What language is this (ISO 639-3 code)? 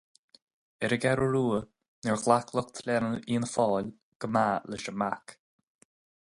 gle